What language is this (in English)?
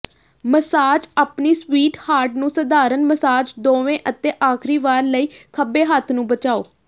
Punjabi